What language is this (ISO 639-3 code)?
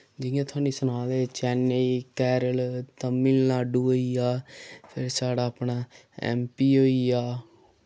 doi